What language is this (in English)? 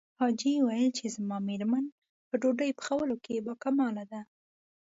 Pashto